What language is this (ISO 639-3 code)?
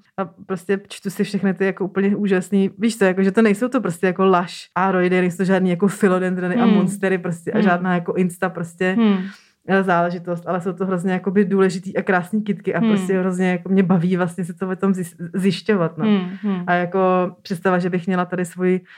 ces